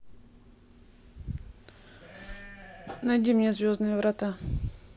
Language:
Russian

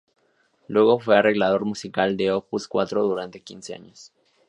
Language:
Spanish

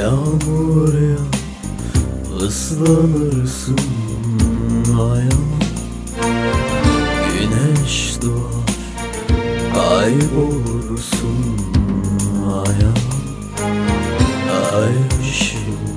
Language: Turkish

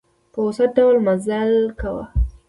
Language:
Pashto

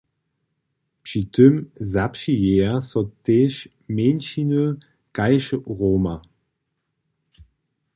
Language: Upper Sorbian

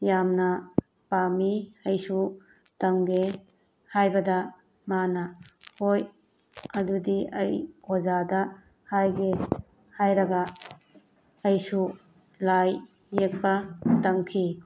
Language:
Manipuri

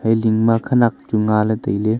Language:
Wancho Naga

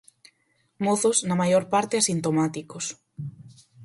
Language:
Galician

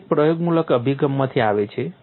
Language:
Gujarati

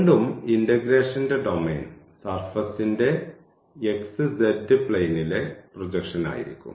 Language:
Malayalam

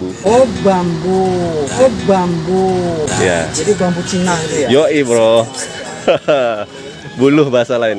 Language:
Indonesian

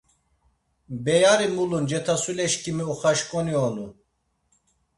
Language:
Laz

